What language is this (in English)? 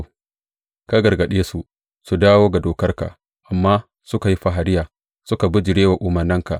Hausa